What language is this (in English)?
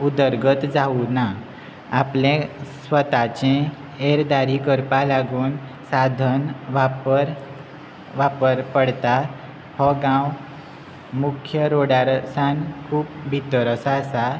Konkani